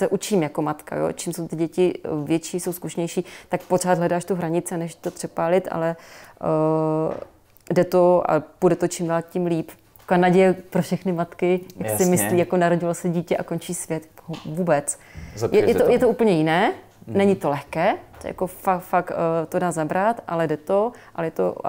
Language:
Czech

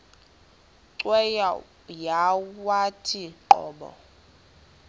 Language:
Xhosa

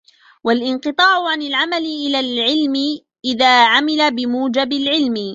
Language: Arabic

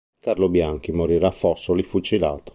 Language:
Italian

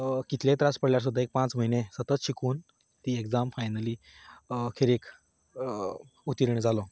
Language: Konkani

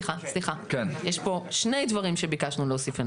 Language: Hebrew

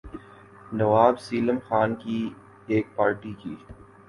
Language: Urdu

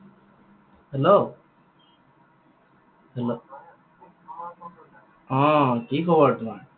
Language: Assamese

